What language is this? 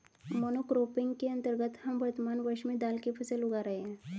Hindi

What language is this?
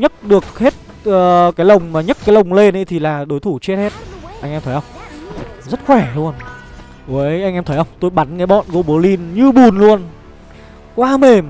Vietnamese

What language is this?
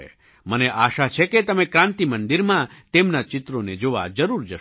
Gujarati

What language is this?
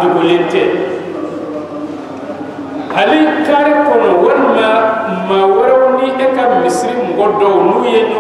Arabic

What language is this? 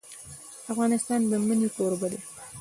Pashto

